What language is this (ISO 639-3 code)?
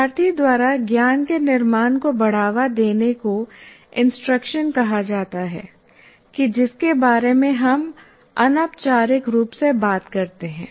hin